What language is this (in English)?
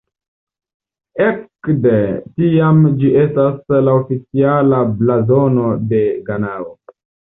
Esperanto